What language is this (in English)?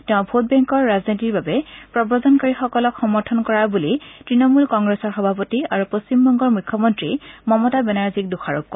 Assamese